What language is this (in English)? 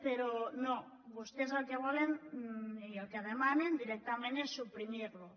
Catalan